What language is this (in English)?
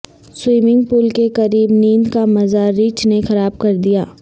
Urdu